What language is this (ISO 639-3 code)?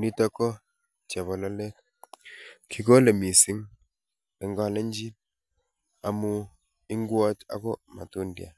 kln